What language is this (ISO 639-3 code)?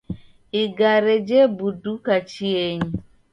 dav